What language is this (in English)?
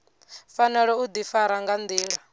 Venda